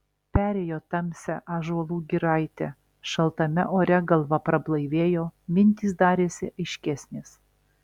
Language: Lithuanian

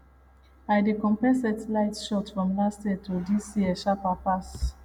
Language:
Nigerian Pidgin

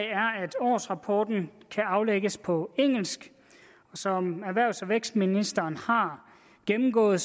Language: Danish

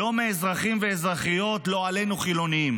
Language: Hebrew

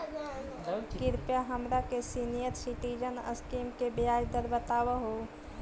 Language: Magahi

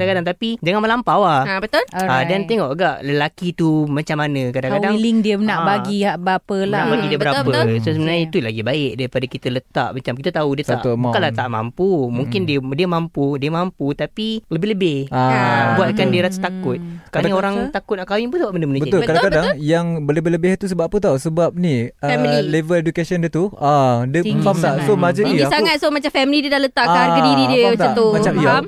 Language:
Malay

